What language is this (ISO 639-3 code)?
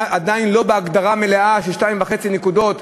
heb